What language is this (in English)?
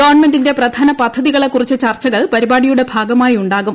Malayalam